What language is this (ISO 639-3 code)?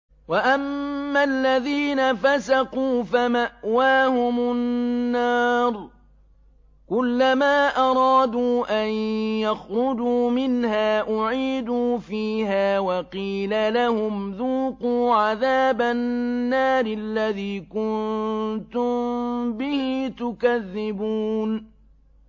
ara